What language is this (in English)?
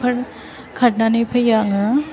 Bodo